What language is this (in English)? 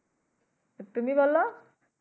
Bangla